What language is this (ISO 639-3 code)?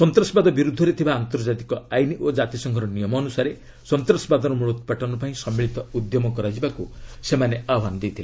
ori